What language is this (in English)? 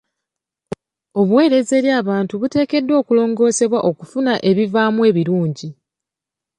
Ganda